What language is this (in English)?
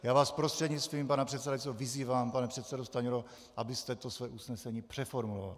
Czech